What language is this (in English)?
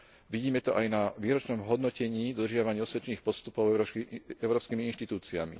Slovak